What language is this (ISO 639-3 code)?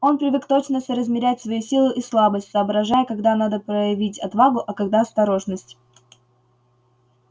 rus